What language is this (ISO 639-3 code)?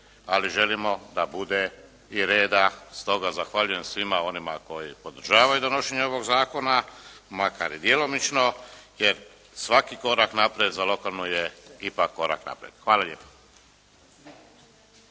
hrv